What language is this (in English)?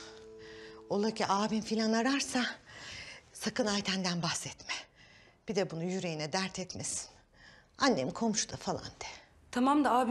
Turkish